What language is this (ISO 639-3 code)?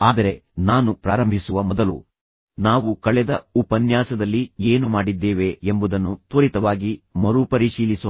kan